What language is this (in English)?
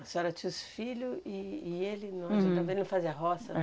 Portuguese